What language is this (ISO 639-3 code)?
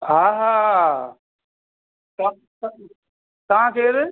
snd